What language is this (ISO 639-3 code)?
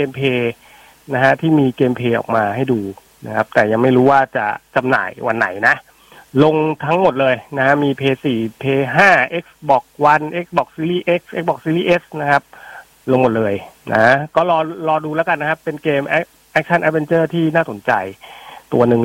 tha